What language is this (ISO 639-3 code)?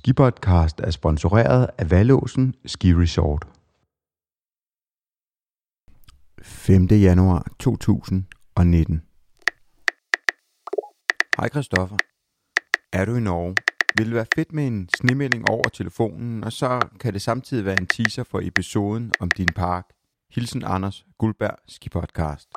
dan